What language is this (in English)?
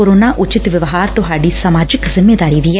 Punjabi